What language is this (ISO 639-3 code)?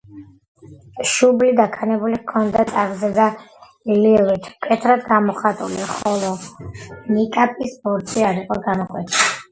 kat